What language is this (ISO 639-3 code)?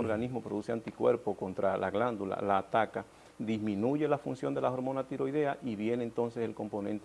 spa